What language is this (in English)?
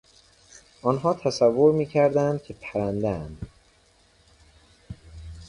Persian